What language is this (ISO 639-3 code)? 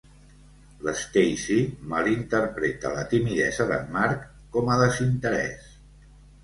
cat